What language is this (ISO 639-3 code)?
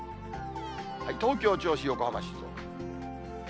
jpn